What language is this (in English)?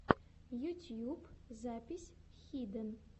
Russian